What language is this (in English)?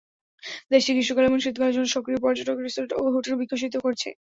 Bangla